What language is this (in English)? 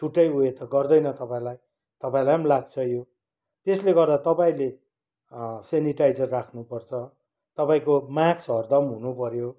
Nepali